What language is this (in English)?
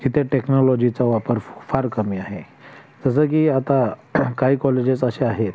Marathi